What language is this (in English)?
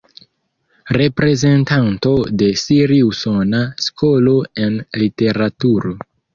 Esperanto